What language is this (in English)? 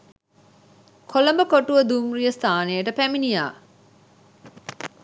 Sinhala